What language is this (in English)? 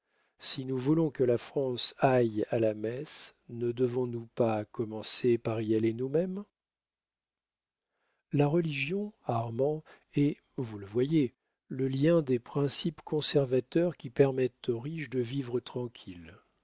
French